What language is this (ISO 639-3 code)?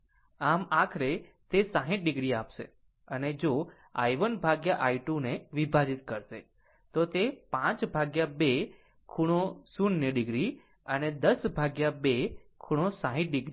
guj